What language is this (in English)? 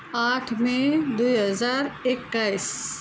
Nepali